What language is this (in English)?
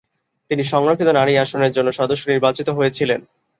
Bangla